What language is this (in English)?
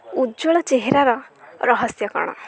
Odia